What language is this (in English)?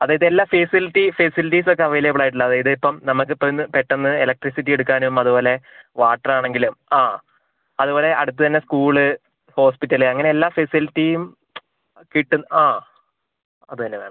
Malayalam